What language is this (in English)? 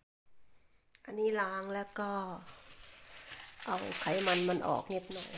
Thai